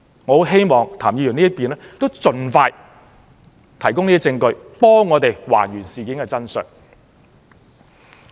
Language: Cantonese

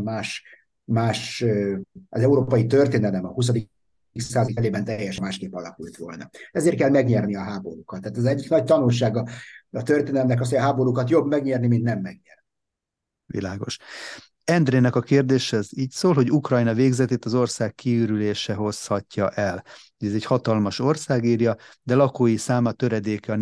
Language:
Hungarian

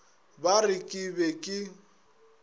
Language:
Northern Sotho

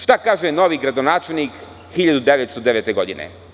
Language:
Serbian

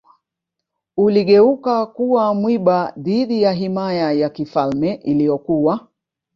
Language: Swahili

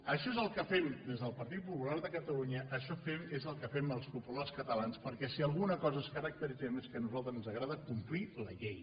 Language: Catalan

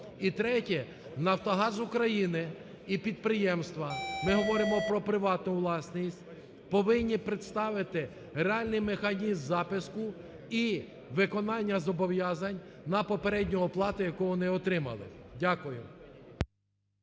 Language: Ukrainian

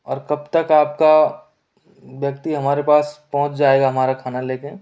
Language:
Hindi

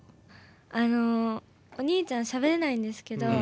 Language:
Japanese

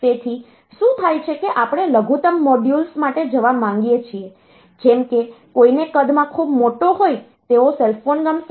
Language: Gujarati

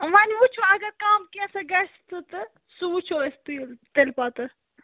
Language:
Kashmiri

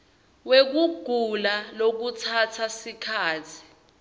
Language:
Swati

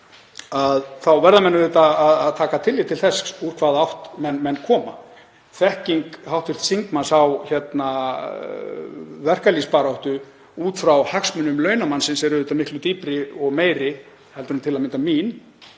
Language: Icelandic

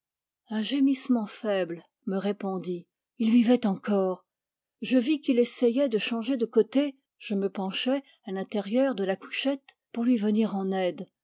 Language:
French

